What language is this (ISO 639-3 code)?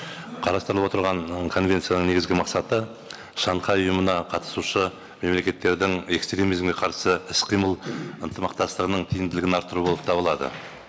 kaz